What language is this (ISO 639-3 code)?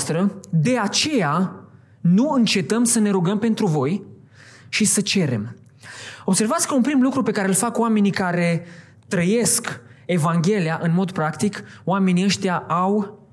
ron